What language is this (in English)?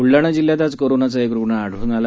Marathi